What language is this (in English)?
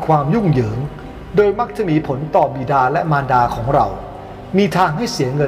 Thai